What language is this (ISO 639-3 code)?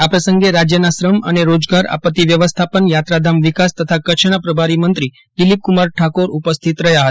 guj